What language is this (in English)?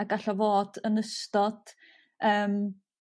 Welsh